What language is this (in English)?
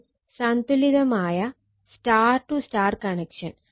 Malayalam